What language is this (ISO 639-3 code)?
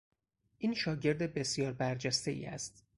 fas